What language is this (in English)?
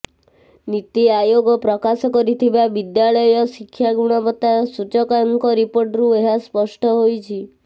Odia